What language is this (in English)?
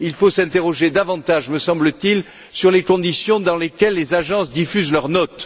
French